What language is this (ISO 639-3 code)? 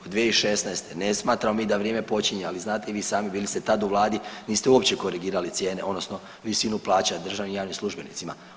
hrv